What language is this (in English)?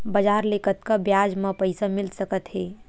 Chhattisgarhi